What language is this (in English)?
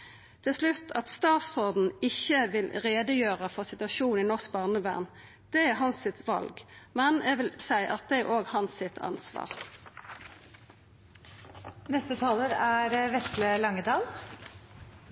Norwegian Nynorsk